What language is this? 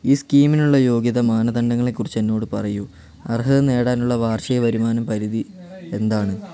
Malayalam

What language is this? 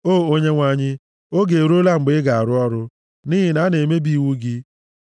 Igbo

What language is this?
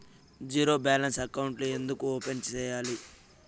Telugu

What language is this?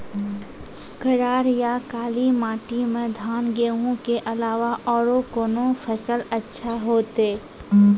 Maithili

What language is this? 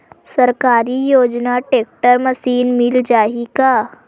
Chhattisgarhi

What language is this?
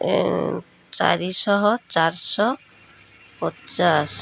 Odia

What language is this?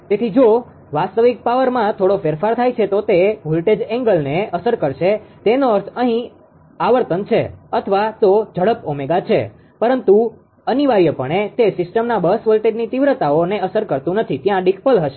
Gujarati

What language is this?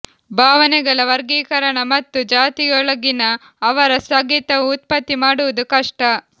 Kannada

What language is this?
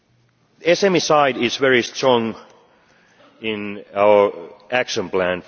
English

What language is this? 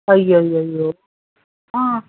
Kannada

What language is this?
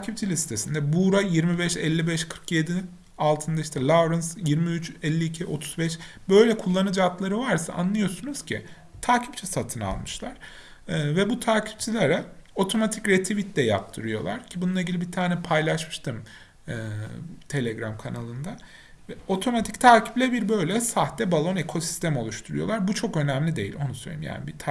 Turkish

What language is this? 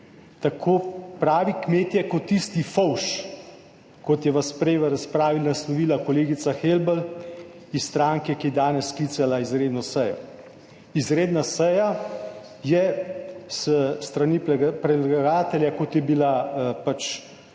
Slovenian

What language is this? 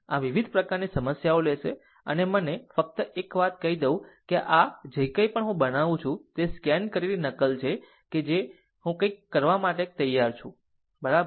Gujarati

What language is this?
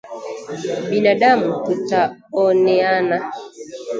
Swahili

